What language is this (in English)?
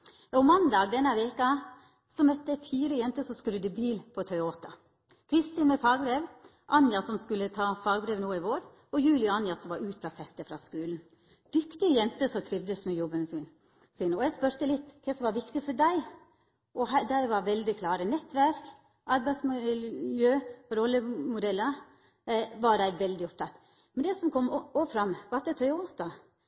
Norwegian Nynorsk